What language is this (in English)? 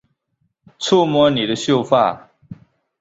Chinese